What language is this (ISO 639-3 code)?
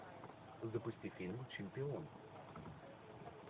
rus